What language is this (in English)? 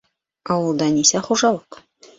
Bashkir